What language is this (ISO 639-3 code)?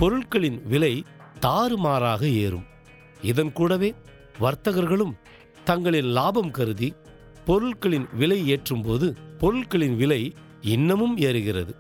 tam